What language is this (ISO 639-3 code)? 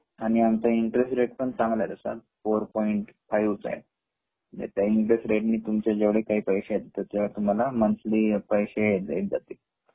mar